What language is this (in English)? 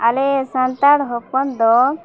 Santali